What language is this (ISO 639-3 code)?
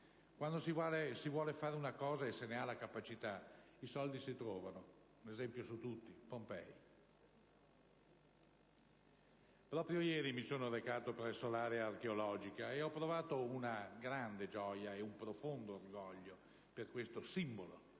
ita